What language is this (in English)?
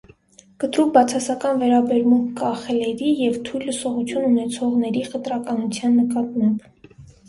Armenian